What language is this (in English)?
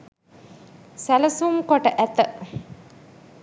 Sinhala